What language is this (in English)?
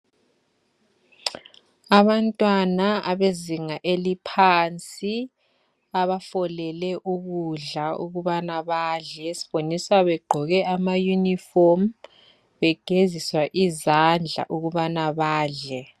North Ndebele